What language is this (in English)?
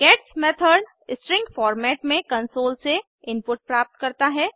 Hindi